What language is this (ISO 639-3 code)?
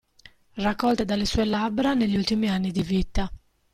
ita